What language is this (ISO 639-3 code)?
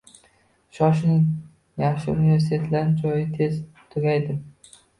uzb